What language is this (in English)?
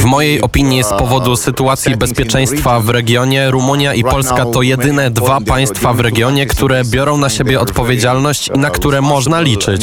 Polish